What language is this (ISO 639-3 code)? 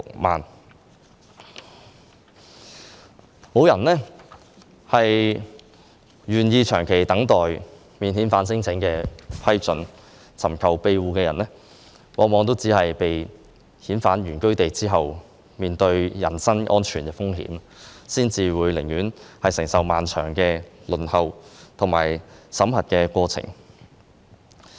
yue